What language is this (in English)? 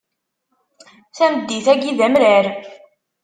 Kabyle